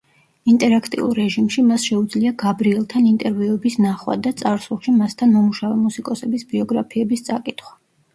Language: Georgian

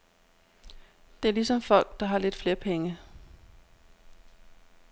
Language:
Danish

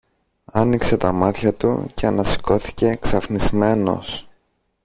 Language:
Greek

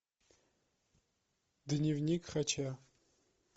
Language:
Russian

